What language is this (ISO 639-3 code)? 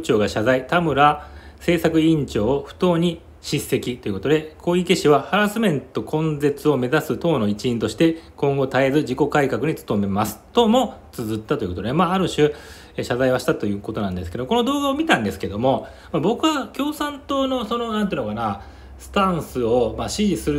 jpn